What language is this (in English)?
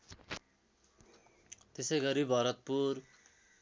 Nepali